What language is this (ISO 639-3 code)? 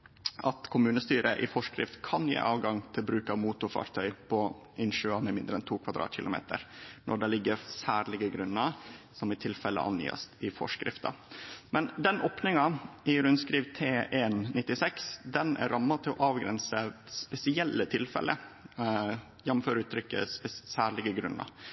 nno